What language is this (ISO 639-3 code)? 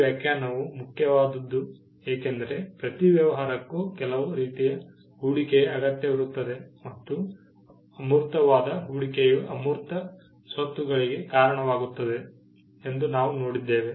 kan